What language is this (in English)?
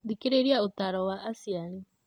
Kikuyu